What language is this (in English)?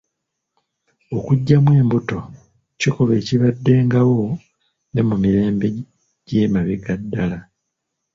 Ganda